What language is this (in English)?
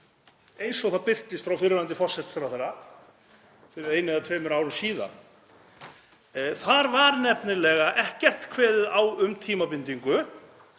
Icelandic